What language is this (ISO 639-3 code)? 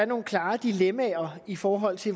dan